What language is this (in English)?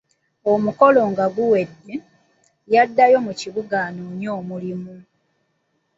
Ganda